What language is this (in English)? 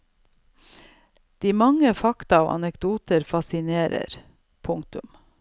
Norwegian